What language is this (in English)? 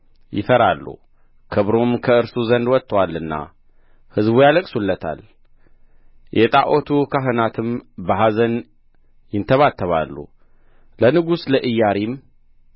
Amharic